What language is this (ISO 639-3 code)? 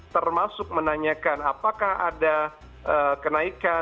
ind